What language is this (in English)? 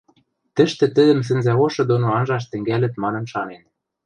Western Mari